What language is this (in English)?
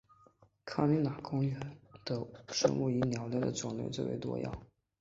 Chinese